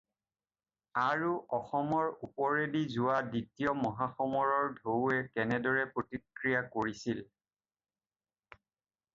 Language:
Assamese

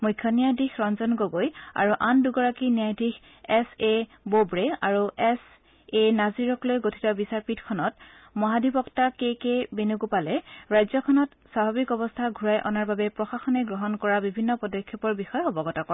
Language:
Assamese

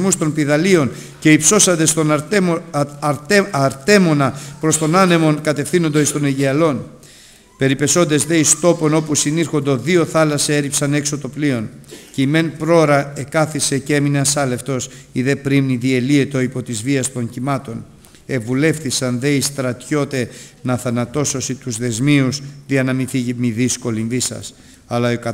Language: Greek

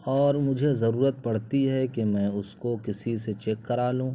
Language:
Urdu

